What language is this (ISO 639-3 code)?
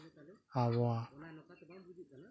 sat